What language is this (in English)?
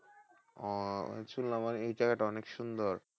Bangla